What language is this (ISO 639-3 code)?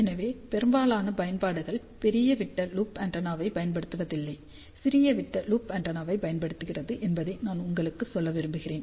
tam